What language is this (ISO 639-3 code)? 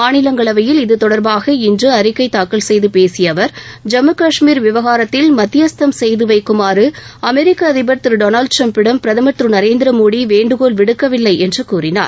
tam